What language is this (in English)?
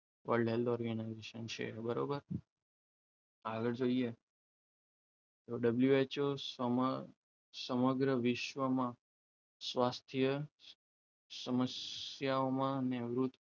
Gujarati